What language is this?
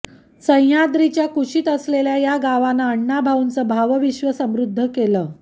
Marathi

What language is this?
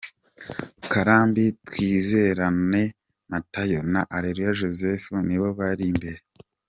Kinyarwanda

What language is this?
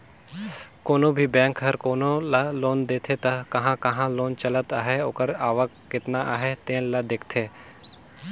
Chhattisgarhi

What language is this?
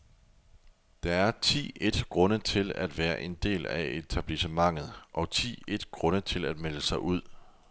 Danish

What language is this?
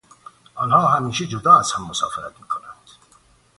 Persian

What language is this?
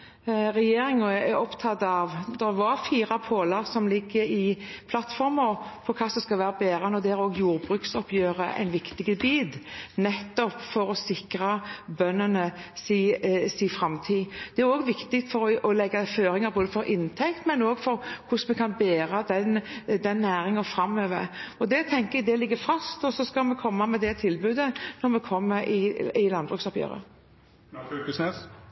Norwegian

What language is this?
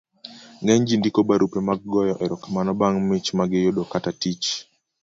Luo (Kenya and Tanzania)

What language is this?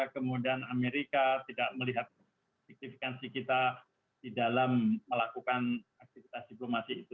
Indonesian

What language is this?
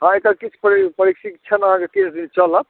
Maithili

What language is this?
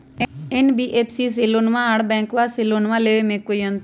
Magahi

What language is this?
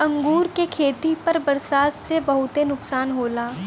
Bhojpuri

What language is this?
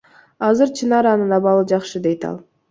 Kyrgyz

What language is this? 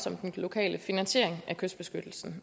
Danish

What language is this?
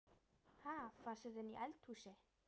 Icelandic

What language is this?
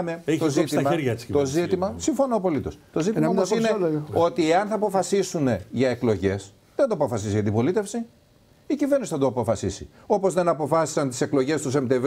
Greek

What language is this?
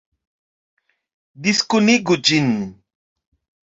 Esperanto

